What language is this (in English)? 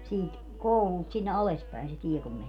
Finnish